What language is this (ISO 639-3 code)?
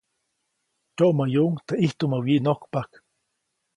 zoc